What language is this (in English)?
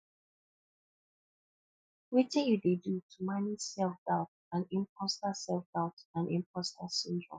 Nigerian Pidgin